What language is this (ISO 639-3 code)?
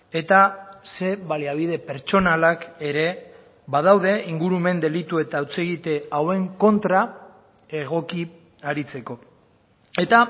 eus